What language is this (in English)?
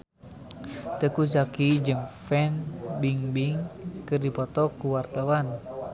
Sundanese